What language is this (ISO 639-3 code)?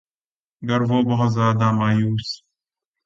urd